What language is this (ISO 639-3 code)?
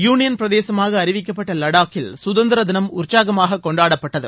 tam